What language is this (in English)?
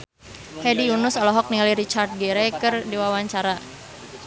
Sundanese